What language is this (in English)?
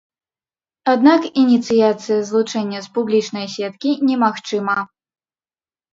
Belarusian